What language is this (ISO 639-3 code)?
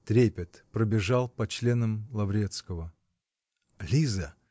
rus